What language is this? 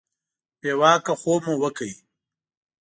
Pashto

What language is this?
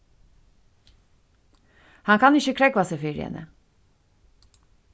Faroese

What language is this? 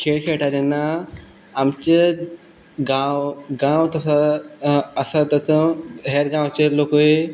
Konkani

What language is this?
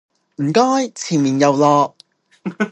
Cantonese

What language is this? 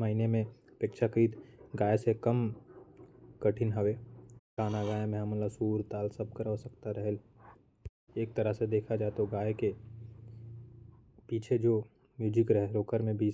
Korwa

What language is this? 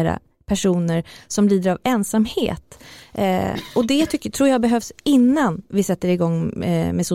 Swedish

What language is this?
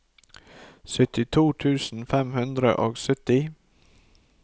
Norwegian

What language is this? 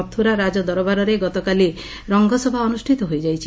Odia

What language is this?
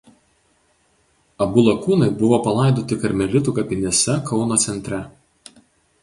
Lithuanian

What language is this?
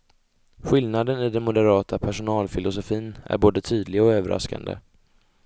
Swedish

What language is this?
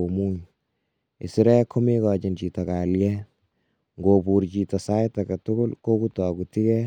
Kalenjin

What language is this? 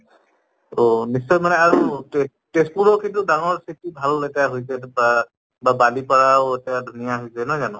Assamese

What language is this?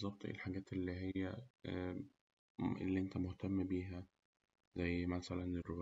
Egyptian Arabic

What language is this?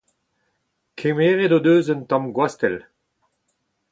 Breton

